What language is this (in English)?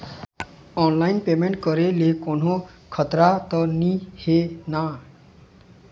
Chhattisgarhi